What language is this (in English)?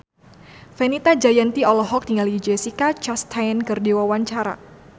Sundanese